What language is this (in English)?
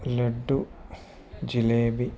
Malayalam